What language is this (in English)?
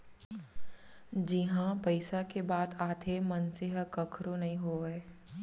Chhattisgarhi